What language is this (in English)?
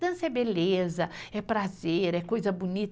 Portuguese